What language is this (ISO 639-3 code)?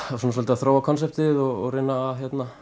isl